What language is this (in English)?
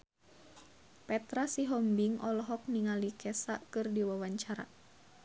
Sundanese